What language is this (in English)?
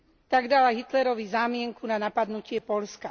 Slovak